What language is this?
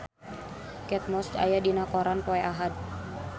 Sundanese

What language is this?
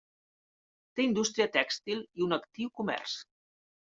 Catalan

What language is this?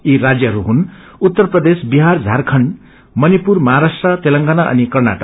Nepali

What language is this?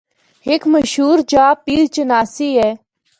Northern Hindko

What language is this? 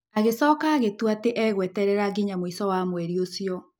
Kikuyu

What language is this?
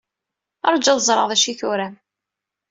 Kabyle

